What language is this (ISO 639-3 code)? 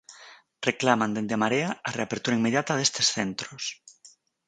glg